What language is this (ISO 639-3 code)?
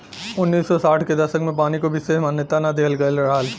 bho